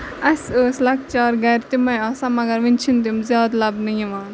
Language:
Kashmiri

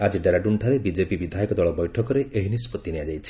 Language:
Odia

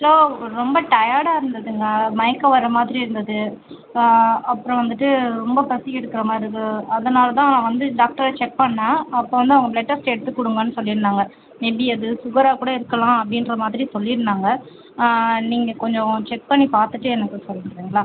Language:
Tamil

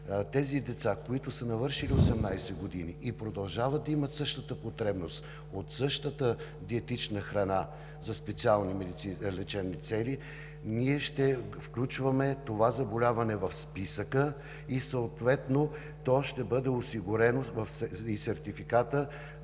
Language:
Bulgarian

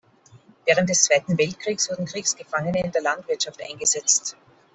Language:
German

